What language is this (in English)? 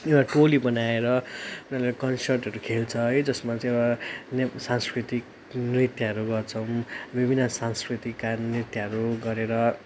Nepali